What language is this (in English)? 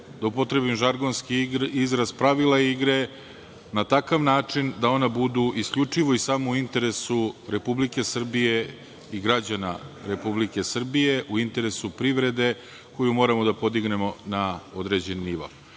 Serbian